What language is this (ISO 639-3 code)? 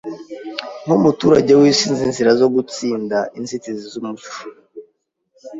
kin